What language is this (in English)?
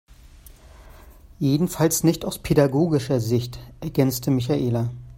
German